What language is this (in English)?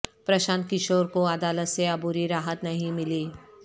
Urdu